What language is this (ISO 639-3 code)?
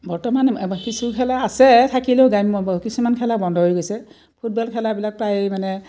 asm